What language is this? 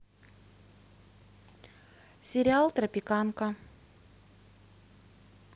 Russian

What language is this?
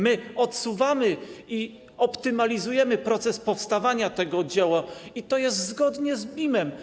Polish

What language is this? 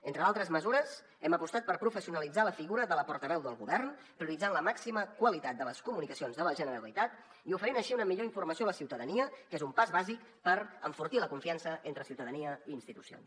Catalan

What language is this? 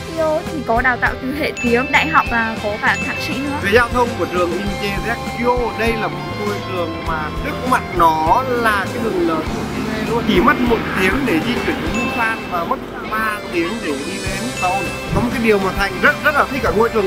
Vietnamese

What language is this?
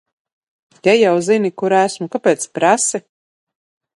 Latvian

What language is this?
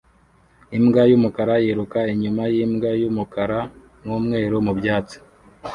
Kinyarwanda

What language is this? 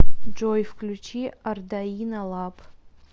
Russian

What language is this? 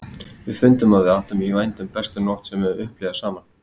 Icelandic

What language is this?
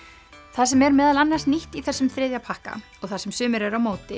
Icelandic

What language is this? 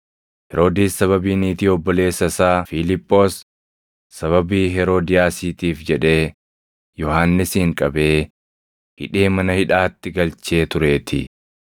Oromo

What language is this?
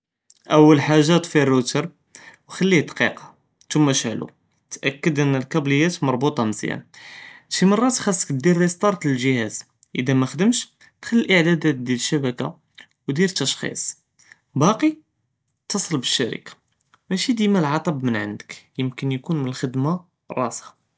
Judeo-Arabic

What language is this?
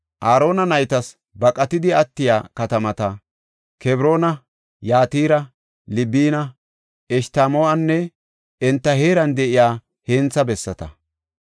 Gofa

